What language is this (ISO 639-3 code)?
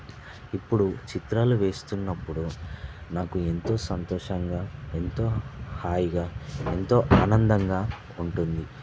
tel